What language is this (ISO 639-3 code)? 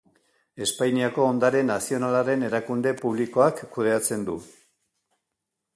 eus